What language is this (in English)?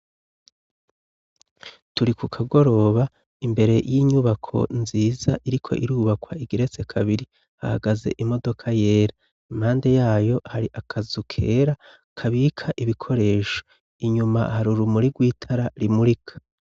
Rundi